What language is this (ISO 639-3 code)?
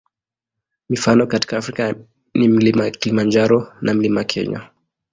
swa